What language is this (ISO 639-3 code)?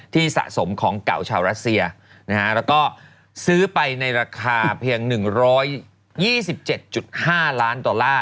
tha